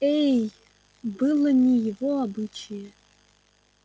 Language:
Russian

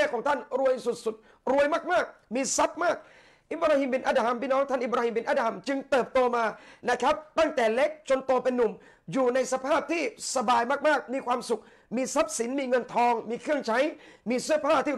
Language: Thai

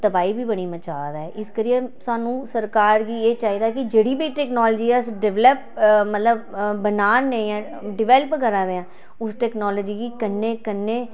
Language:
Dogri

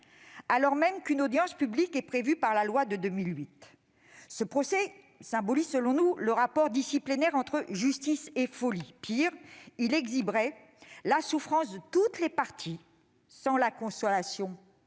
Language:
French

